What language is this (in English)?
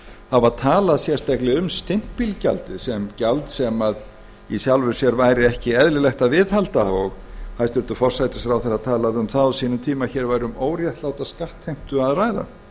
Icelandic